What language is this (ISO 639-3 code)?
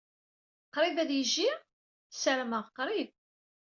kab